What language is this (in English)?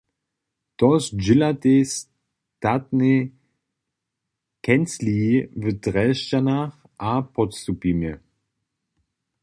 Upper Sorbian